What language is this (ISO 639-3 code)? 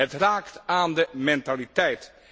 nld